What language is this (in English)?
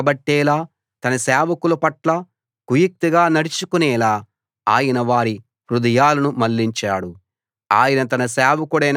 Telugu